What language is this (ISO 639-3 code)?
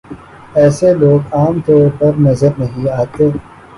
urd